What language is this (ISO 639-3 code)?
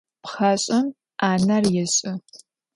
ady